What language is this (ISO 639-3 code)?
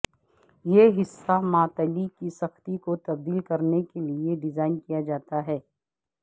urd